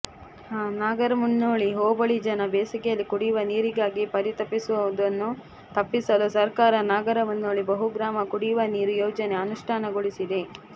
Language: Kannada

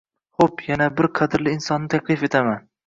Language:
Uzbek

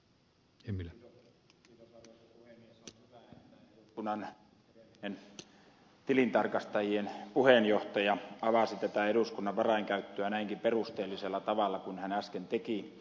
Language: Finnish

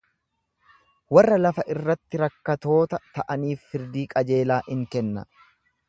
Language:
Oromo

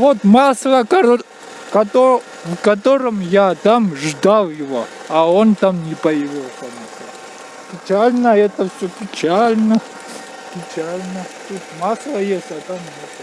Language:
Russian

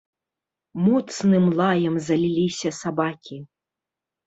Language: Belarusian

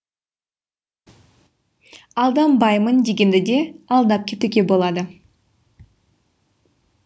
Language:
Kazakh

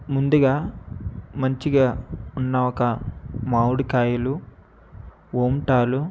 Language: Telugu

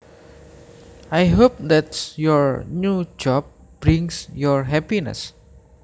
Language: Javanese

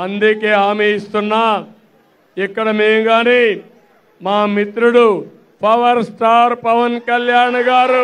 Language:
Telugu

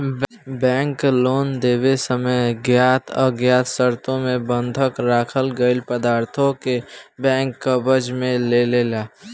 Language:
Bhojpuri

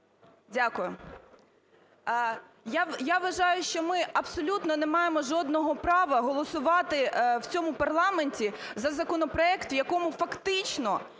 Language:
Ukrainian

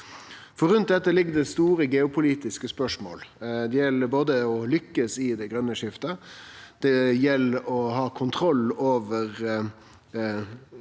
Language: Norwegian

